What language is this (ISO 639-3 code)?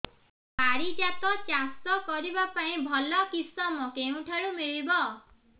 ori